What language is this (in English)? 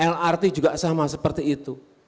Indonesian